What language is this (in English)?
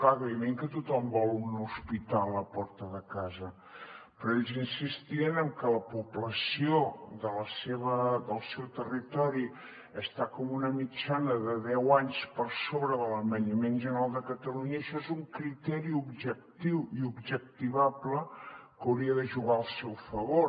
Catalan